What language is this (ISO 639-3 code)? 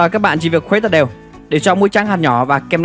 vie